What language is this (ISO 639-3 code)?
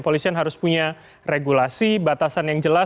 ind